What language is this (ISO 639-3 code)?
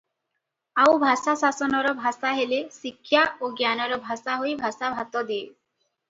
ori